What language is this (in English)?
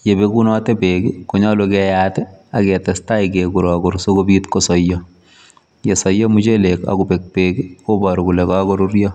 Kalenjin